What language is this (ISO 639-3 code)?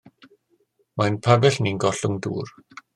cym